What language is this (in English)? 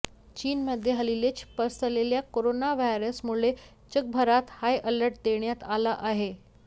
Marathi